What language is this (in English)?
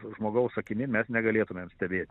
Lithuanian